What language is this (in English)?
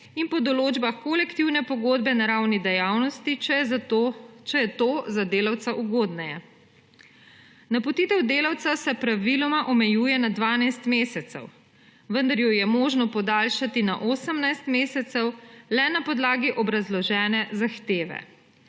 Slovenian